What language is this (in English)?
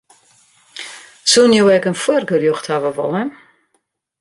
Western Frisian